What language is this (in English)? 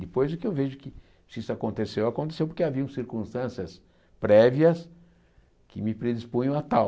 Portuguese